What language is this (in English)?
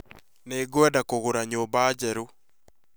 Kikuyu